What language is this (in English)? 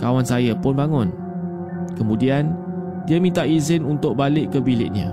Malay